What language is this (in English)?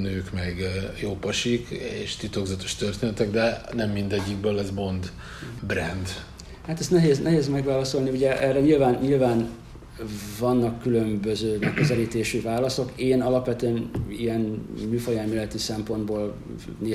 Hungarian